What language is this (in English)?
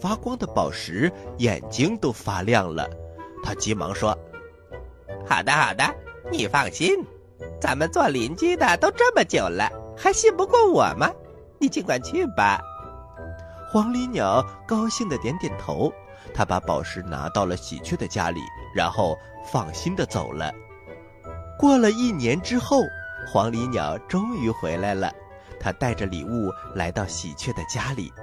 Chinese